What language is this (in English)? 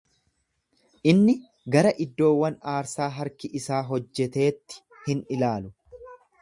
Oromo